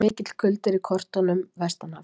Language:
Icelandic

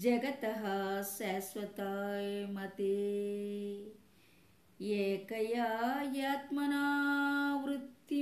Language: Telugu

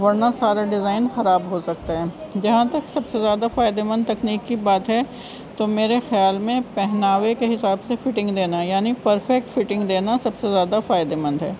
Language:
Urdu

